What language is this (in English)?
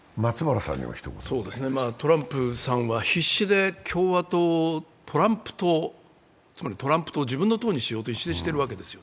Japanese